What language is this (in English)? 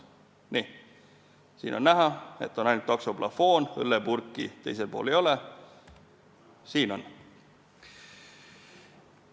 Estonian